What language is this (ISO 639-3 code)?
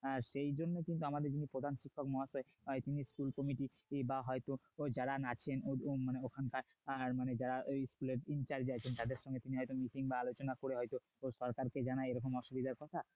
ben